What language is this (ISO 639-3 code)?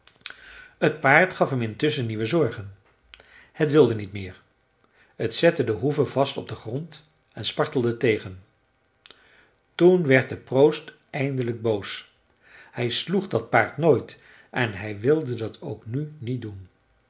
nld